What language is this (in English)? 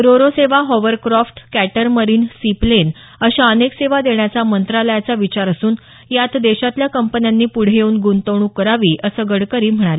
Marathi